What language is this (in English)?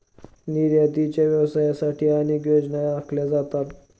Marathi